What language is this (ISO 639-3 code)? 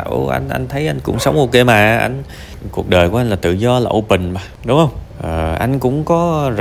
vie